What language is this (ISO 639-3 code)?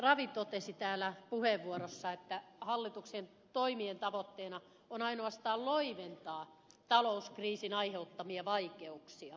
fin